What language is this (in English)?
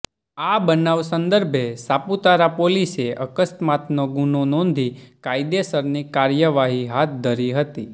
Gujarati